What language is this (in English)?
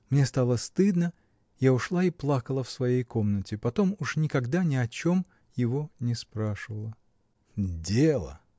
Russian